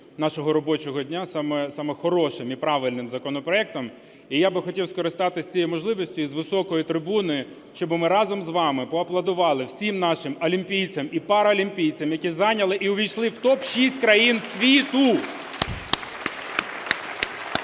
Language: Ukrainian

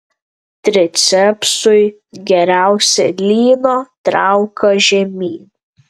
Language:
Lithuanian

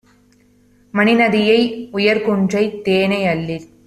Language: Tamil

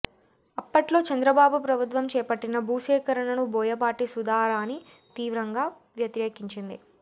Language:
Telugu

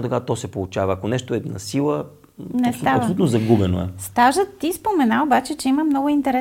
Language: Bulgarian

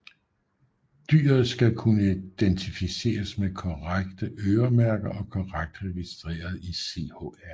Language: Danish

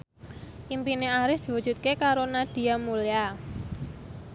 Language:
Javanese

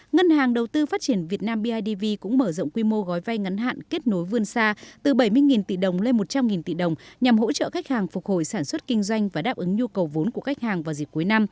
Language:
Vietnamese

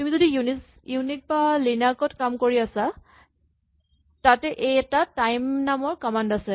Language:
Assamese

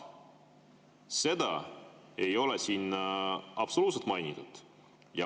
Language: Estonian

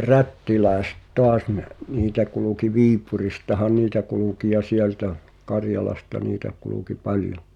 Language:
Finnish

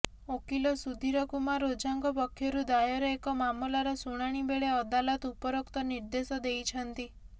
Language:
Odia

